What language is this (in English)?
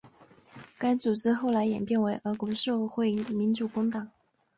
Chinese